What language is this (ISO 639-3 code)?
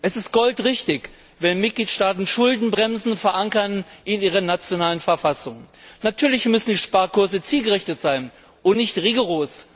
deu